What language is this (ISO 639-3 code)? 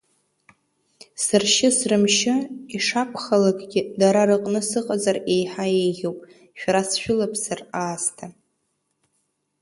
abk